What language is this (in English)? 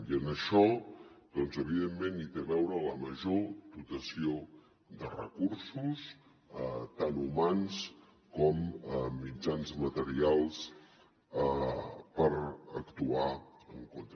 Catalan